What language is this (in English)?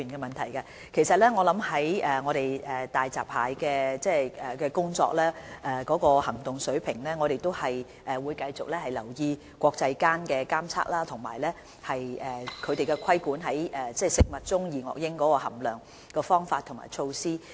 Cantonese